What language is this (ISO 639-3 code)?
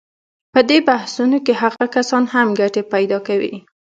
pus